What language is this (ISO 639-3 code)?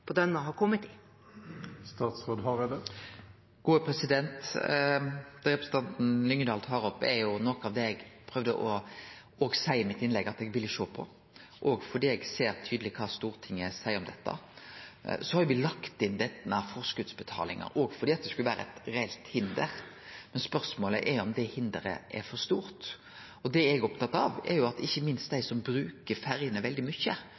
nor